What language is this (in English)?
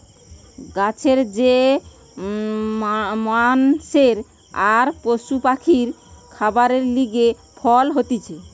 Bangla